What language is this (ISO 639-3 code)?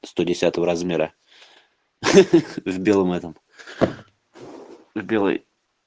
rus